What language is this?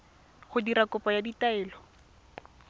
Tswana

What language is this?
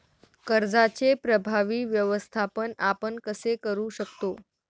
Marathi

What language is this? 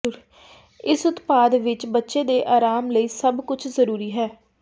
Punjabi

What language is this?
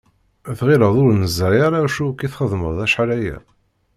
Kabyle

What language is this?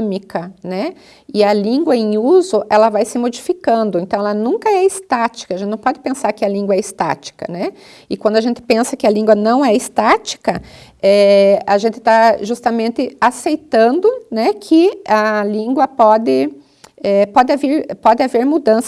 Portuguese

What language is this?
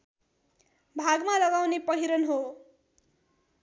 Nepali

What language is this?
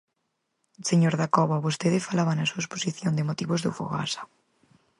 Galician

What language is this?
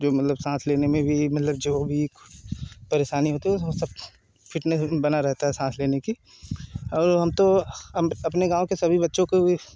Hindi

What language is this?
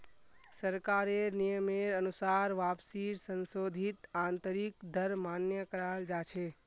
Magahi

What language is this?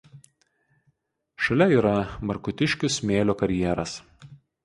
Lithuanian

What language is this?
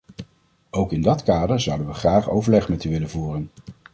Dutch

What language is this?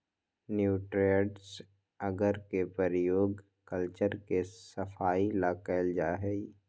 Magahi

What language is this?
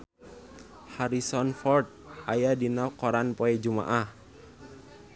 Sundanese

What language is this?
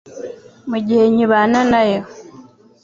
Kinyarwanda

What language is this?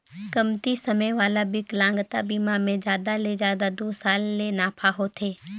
Chhattisgarhi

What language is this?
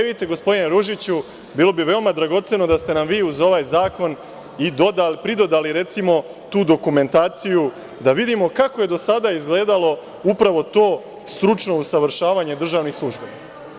Serbian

